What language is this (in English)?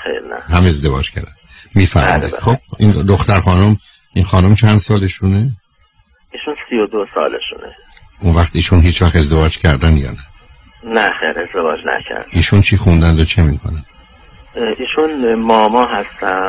Persian